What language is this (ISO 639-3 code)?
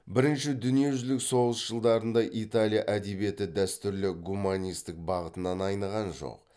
kaz